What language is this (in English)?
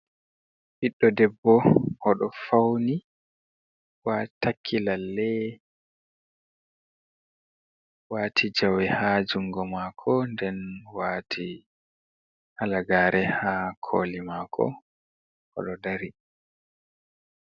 Fula